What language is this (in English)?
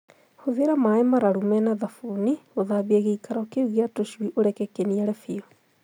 Kikuyu